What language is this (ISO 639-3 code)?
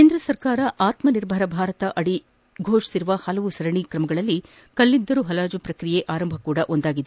kan